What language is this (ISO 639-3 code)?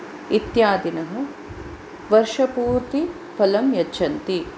san